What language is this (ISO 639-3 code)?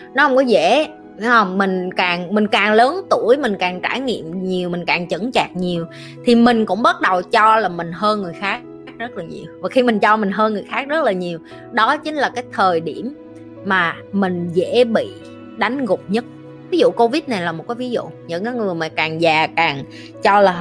vie